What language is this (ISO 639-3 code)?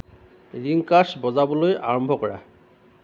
asm